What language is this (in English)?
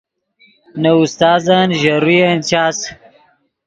Yidgha